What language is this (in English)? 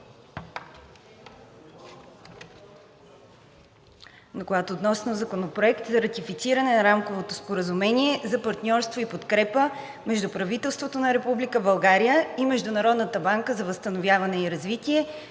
Bulgarian